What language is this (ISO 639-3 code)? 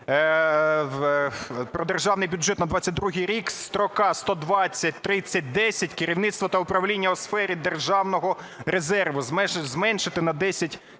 ukr